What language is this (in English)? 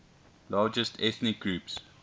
English